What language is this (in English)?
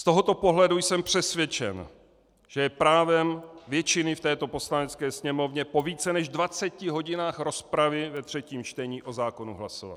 Czech